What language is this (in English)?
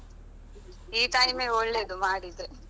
Kannada